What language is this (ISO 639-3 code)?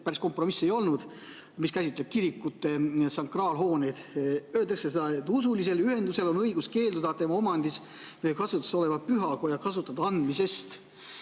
est